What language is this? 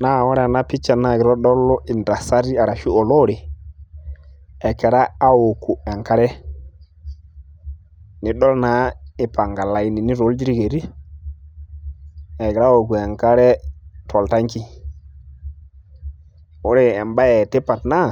Masai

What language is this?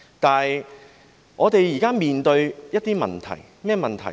Cantonese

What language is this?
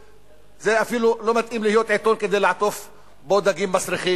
Hebrew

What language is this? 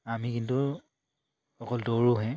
Assamese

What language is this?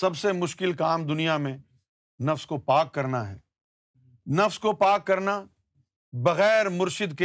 Urdu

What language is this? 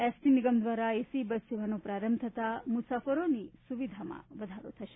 Gujarati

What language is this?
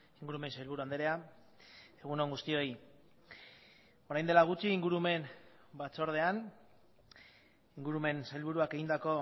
Basque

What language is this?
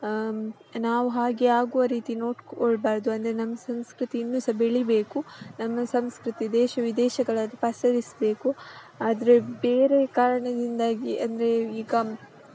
Kannada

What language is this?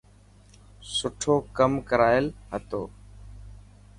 Dhatki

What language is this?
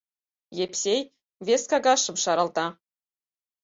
Mari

